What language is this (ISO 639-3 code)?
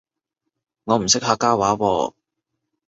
yue